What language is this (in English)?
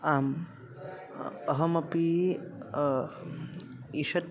Sanskrit